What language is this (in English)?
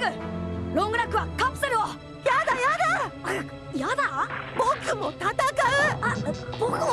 Japanese